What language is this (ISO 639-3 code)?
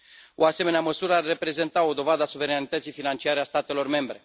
ron